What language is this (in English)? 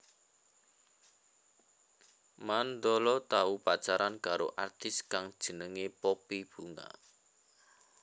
Javanese